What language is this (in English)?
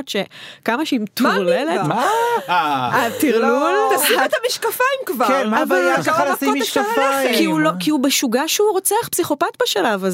Hebrew